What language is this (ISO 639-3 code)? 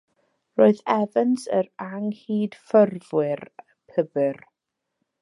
cym